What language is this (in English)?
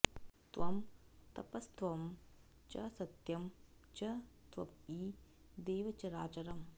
Sanskrit